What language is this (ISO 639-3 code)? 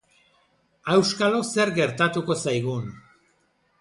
eus